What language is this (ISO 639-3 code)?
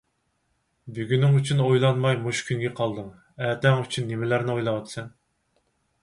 uig